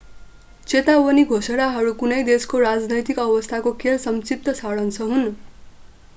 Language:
Nepali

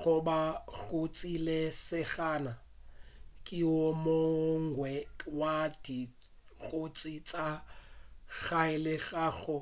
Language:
Northern Sotho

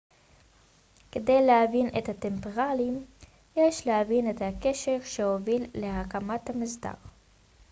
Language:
Hebrew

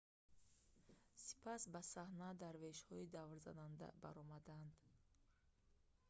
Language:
Tajik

